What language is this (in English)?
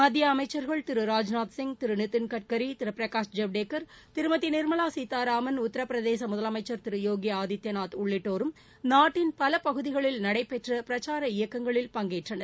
Tamil